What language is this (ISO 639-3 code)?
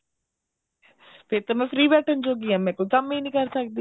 pan